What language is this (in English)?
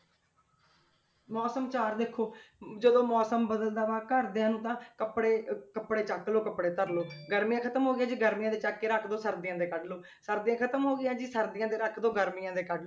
Punjabi